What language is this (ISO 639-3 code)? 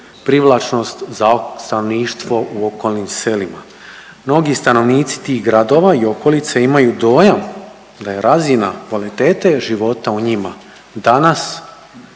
hrv